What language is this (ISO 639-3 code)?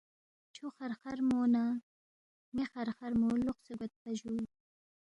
bft